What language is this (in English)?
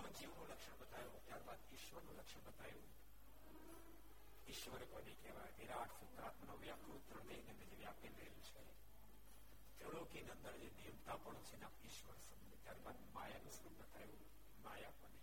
Gujarati